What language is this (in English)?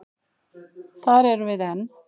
Icelandic